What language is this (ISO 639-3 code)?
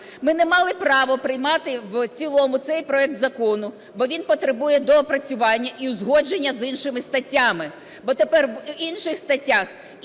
ukr